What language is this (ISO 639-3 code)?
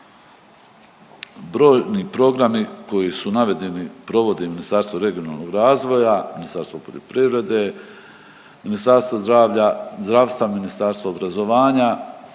hrv